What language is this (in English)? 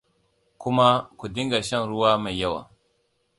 Hausa